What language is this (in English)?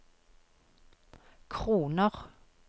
Norwegian